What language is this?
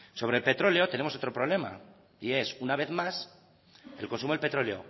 Spanish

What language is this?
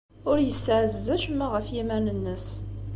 Kabyle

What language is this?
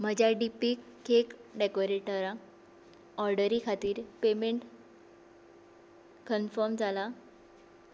Konkani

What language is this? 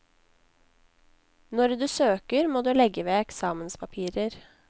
Norwegian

